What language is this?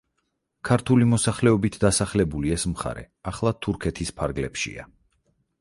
Georgian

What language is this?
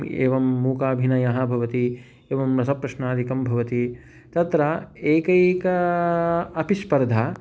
Sanskrit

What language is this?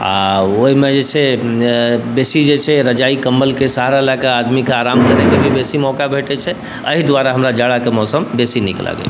Maithili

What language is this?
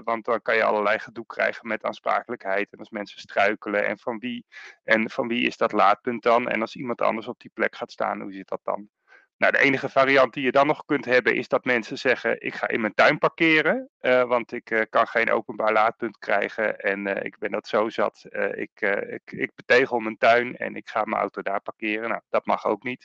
Dutch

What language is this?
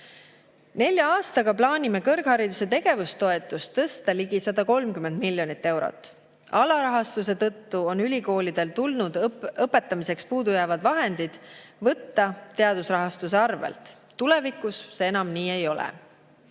Estonian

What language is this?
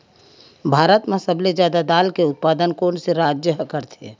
Chhattisgarhi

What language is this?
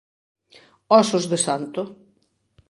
Galician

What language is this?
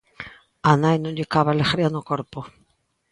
Galician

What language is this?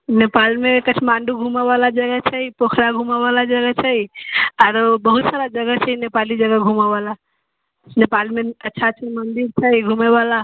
Maithili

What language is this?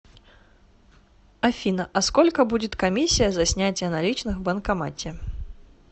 Russian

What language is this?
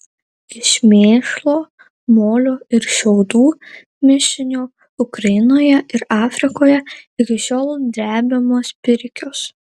Lithuanian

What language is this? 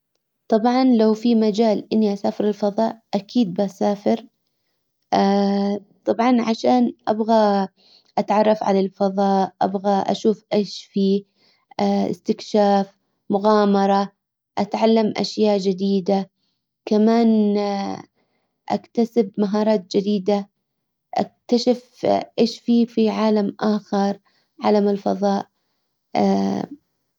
Hijazi Arabic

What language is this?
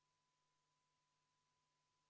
Estonian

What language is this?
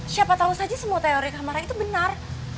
Indonesian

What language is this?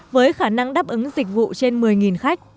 Vietnamese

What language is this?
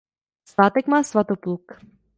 Czech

